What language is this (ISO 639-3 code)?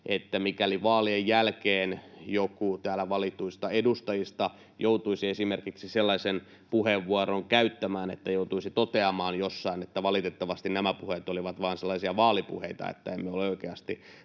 fin